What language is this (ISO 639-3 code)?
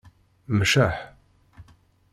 kab